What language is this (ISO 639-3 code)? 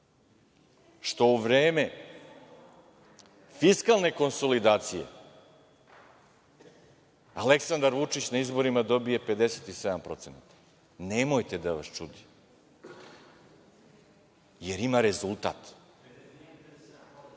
srp